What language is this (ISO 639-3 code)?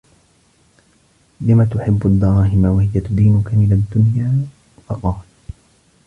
ara